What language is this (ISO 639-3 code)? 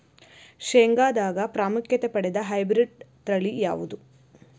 kan